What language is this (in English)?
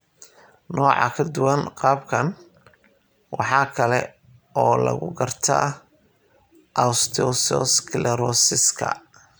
Somali